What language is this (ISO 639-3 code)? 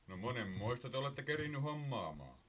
fin